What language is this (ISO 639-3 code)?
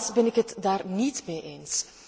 nld